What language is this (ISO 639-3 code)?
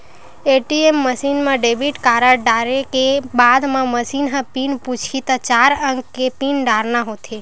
hne